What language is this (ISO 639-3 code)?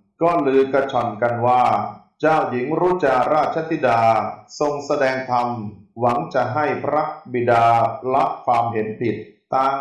tha